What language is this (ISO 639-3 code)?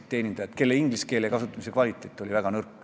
est